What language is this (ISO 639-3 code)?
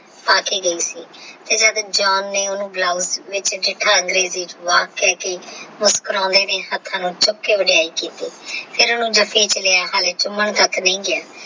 pan